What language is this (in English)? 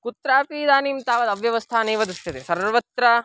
Sanskrit